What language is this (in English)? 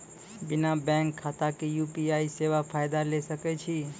Maithili